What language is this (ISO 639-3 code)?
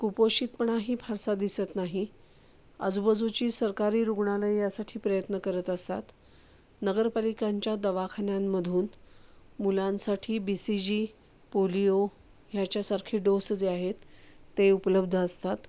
mar